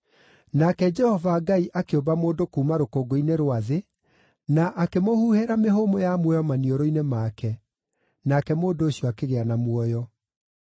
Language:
Kikuyu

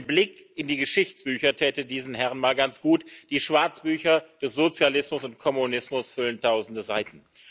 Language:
German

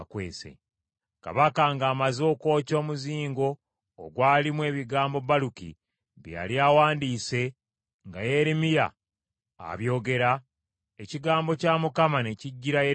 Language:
Ganda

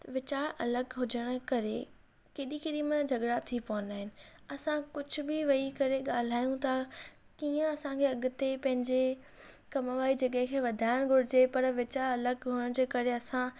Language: Sindhi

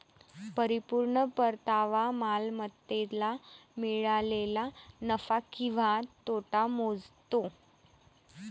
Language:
Marathi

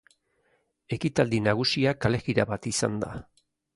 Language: Basque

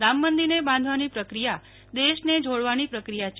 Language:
Gujarati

